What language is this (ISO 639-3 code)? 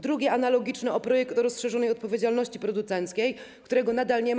pol